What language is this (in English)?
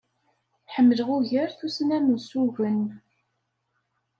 Kabyle